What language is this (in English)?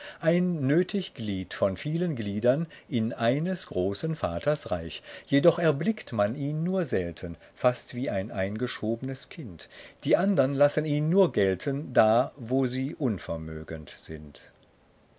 German